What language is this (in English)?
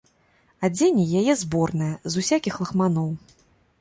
Belarusian